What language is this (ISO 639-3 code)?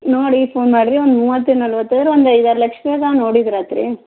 kan